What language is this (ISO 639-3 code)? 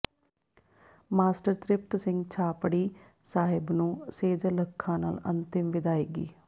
pan